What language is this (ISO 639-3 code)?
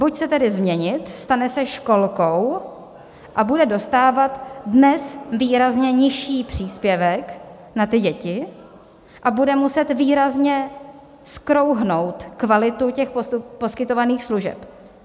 ces